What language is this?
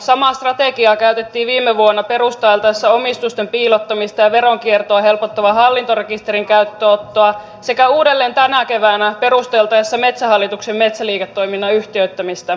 Finnish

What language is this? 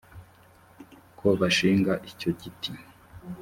Kinyarwanda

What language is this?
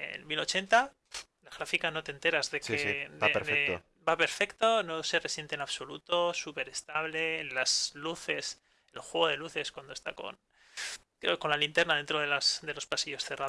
Spanish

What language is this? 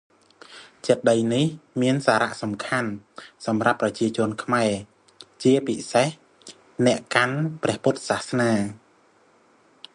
Khmer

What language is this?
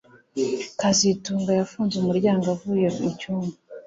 Kinyarwanda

